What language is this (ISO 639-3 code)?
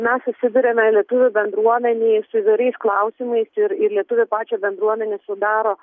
lit